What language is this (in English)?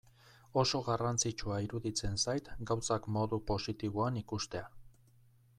Basque